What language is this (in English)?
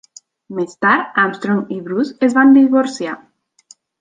Catalan